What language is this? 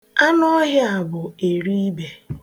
Igbo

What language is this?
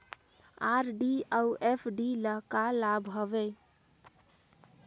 Chhattisgarhi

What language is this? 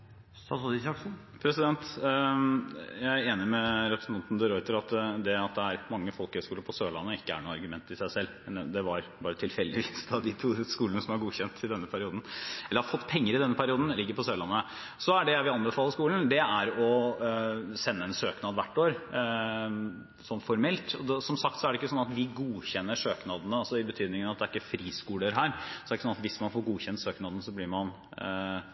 Norwegian Bokmål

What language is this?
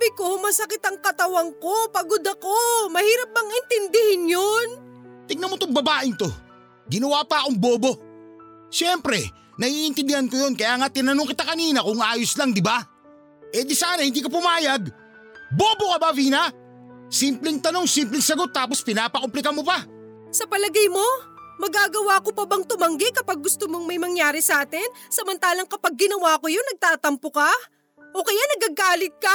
Filipino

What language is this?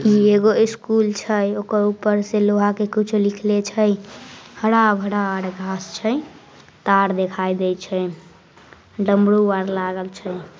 Magahi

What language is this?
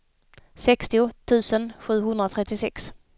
Swedish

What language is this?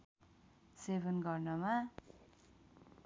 Nepali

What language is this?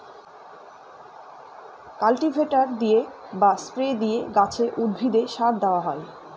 Bangla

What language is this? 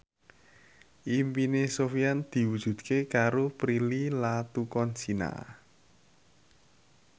Javanese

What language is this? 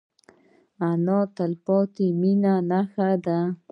Pashto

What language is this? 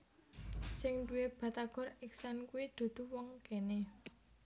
Javanese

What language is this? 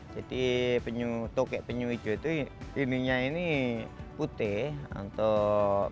Indonesian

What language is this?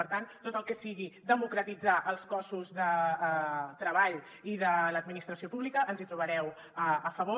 Catalan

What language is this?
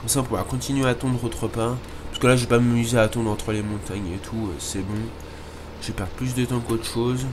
French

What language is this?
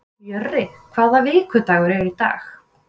Icelandic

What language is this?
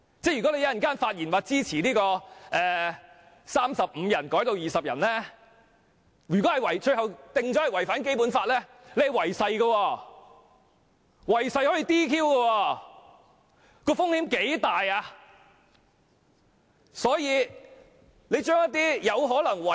Cantonese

